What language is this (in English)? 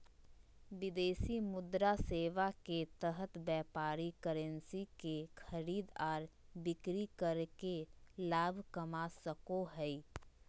Magahi